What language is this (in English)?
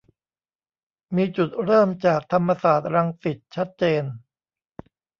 Thai